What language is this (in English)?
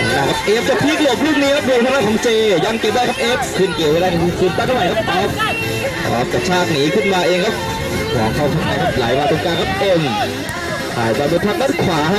Thai